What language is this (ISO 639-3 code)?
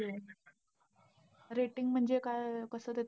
mar